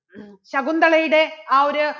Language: Malayalam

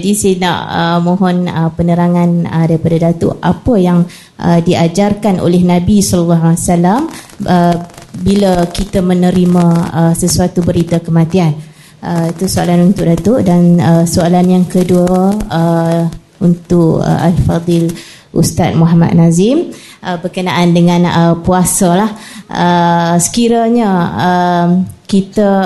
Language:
Malay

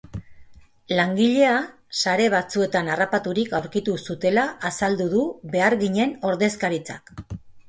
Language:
Basque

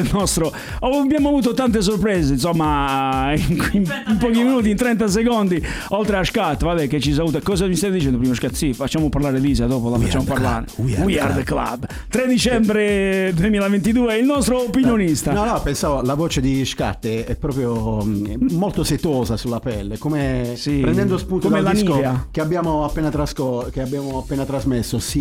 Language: Italian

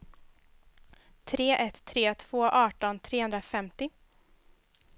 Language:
Swedish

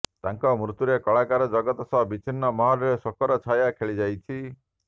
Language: Odia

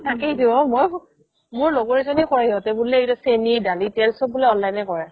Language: Assamese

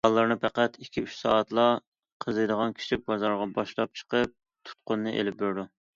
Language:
Uyghur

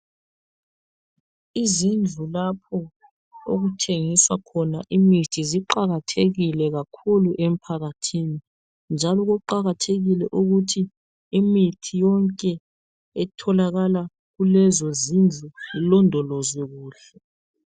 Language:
North Ndebele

